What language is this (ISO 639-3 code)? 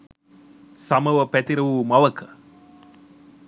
sin